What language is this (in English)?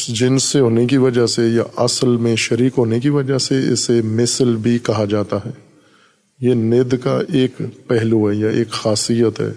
Urdu